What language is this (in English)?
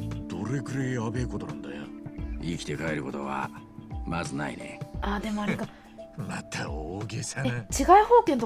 Japanese